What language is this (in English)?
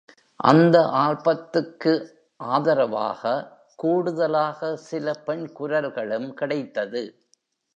Tamil